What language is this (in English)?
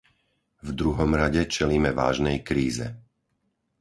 Slovak